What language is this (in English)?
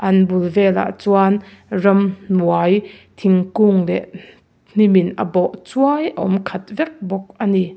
Mizo